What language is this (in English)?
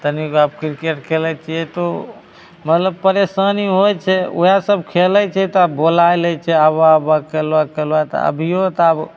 Maithili